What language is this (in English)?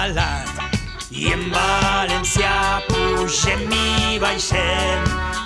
Catalan